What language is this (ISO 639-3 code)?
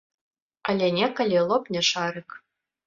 bel